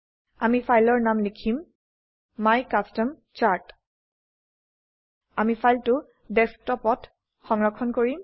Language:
Assamese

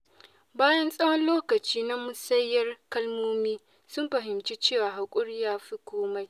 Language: Hausa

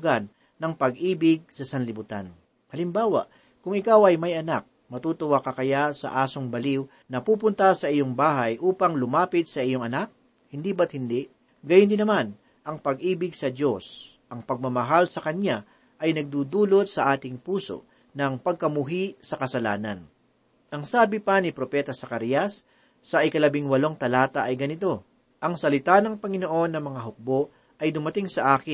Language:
Filipino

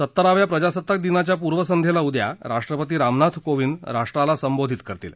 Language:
Marathi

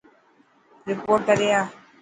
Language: Dhatki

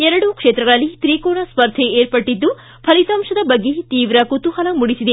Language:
Kannada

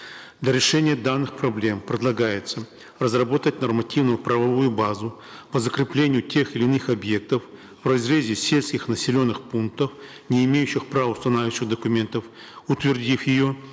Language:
Kazakh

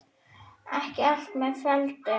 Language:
Icelandic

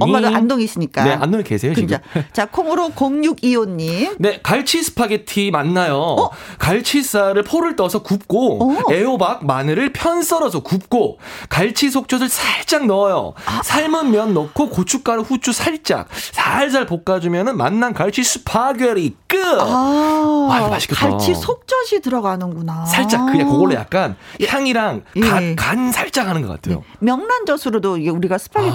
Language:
Korean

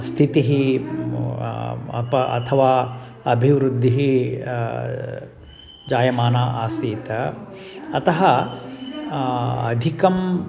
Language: Sanskrit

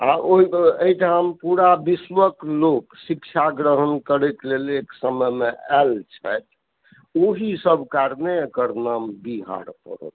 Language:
Maithili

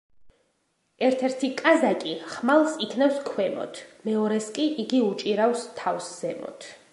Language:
Georgian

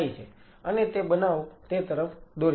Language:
Gujarati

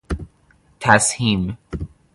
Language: Persian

